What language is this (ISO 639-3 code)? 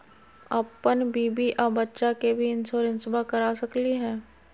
mag